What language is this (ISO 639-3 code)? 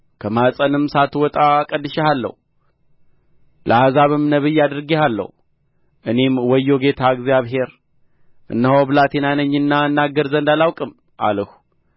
amh